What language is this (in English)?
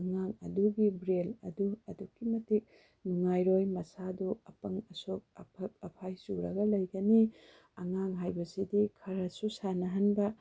Manipuri